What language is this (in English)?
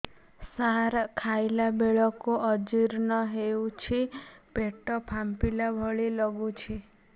Odia